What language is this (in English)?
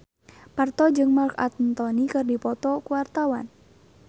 Sundanese